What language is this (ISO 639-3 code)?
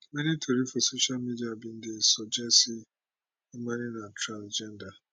pcm